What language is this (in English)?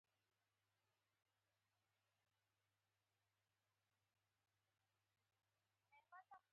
Pashto